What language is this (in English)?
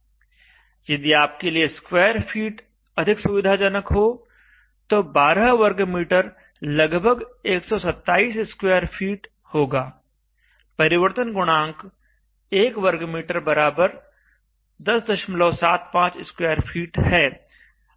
Hindi